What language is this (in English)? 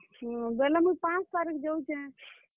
Odia